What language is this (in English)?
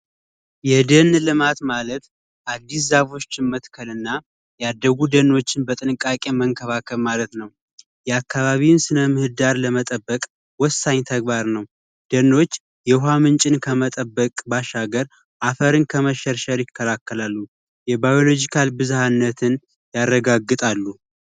Amharic